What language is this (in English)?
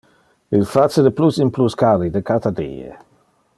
Interlingua